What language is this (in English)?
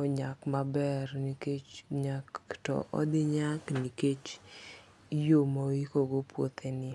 Luo (Kenya and Tanzania)